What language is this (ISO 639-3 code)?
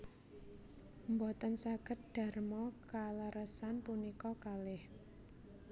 jav